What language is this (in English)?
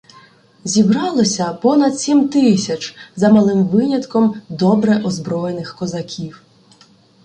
Ukrainian